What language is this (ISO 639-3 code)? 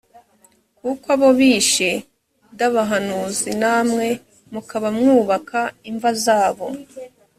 kin